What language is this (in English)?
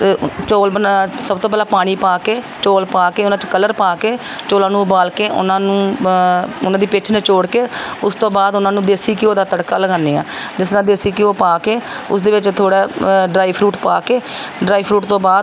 Punjabi